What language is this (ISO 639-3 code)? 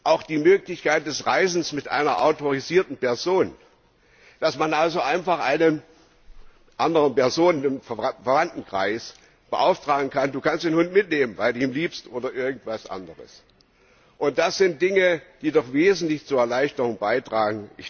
deu